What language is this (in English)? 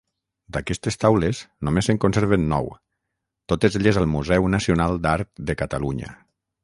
Catalan